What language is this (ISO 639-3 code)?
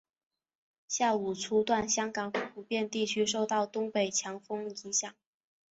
zho